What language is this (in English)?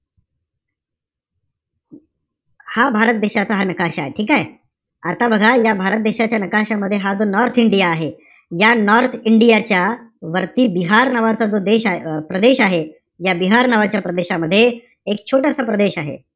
Marathi